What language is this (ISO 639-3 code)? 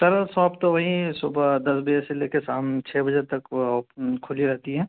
urd